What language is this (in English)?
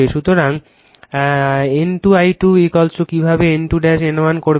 Bangla